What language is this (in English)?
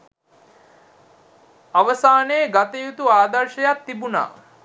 Sinhala